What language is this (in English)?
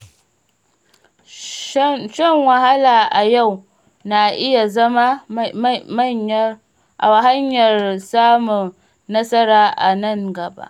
Hausa